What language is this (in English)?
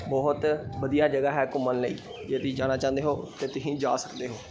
Punjabi